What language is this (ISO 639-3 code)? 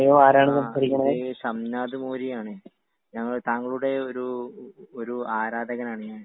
mal